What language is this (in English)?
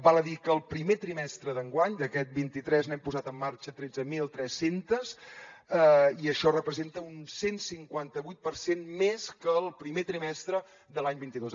Catalan